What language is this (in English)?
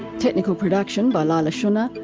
English